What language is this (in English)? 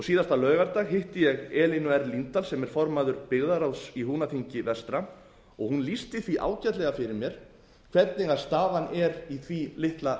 Icelandic